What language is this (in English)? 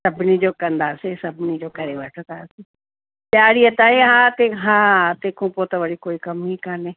Sindhi